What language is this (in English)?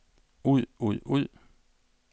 Danish